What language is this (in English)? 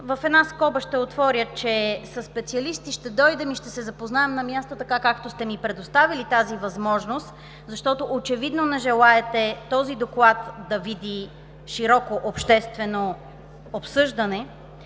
Bulgarian